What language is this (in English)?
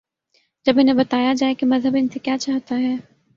Urdu